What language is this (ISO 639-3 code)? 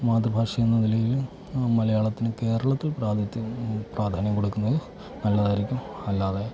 mal